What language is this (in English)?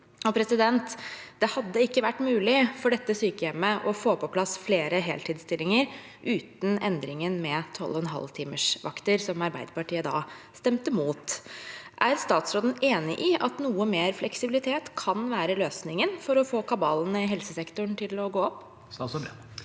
Norwegian